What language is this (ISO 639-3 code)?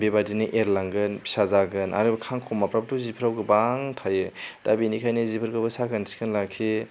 brx